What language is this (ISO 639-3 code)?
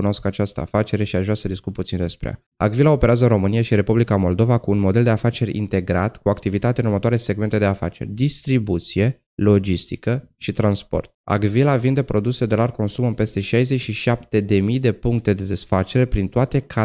ron